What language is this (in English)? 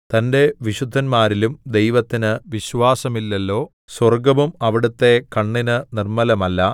Malayalam